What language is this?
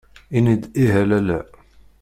Kabyle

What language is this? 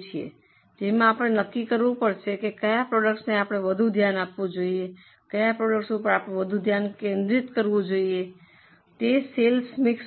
Gujarati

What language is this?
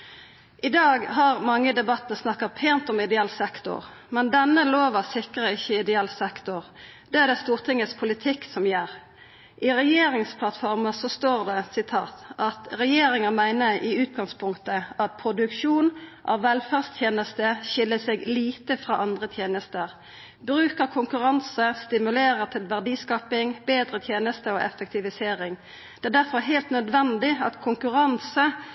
Norwegian Nynorsk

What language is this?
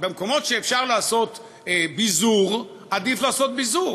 Hebrew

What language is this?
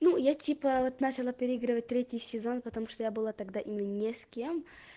Russian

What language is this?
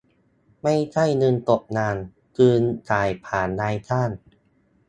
Thai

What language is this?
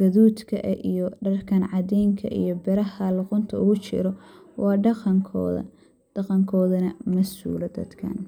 Somali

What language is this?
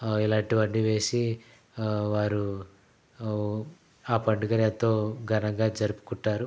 Telugu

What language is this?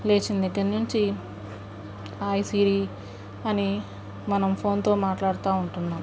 Telugu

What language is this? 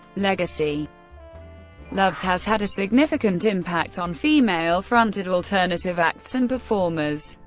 English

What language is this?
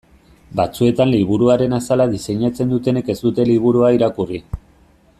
Basque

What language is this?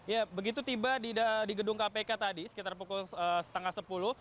Indonesian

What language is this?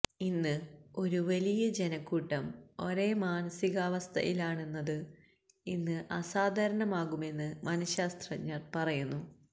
Malayalam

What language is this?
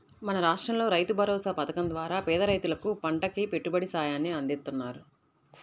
Telugu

